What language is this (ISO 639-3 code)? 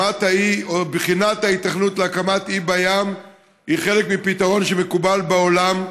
heb